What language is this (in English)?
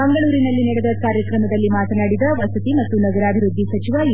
Kannada